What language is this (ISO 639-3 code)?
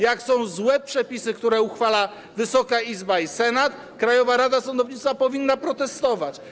pol